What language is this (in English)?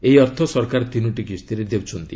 Odia